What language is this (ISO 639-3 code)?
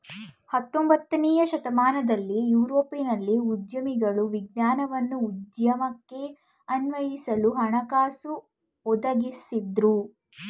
kan